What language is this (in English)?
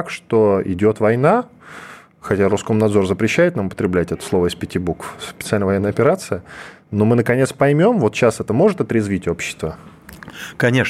Russian